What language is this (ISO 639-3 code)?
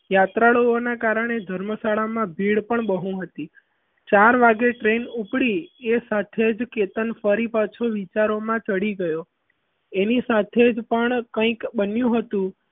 guj